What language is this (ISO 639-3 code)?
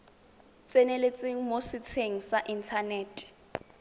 tsn